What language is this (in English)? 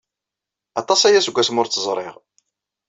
Kabyle